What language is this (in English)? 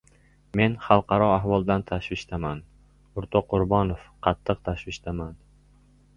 Uzbek